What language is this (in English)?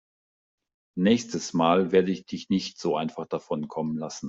German